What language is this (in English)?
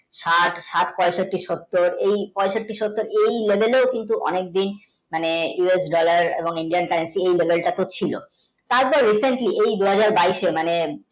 Bangla